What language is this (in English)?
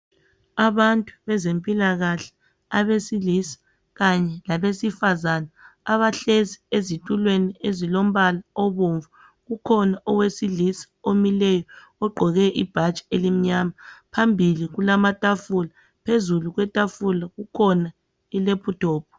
North Ndebele